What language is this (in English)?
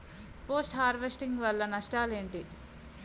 Telugu